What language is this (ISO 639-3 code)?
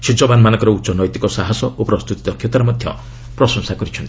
ori